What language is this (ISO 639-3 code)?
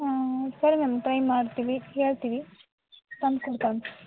kan